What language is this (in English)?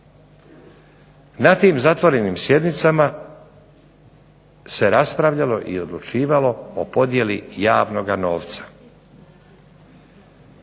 Croatian